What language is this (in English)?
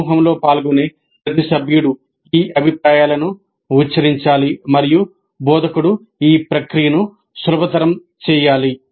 Telugu